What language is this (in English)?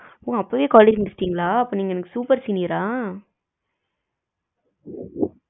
Tamil